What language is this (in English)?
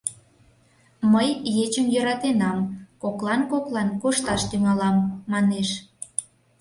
Mari